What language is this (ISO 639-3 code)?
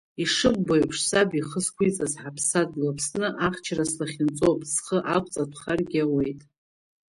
abk